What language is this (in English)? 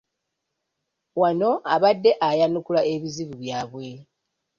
Ganda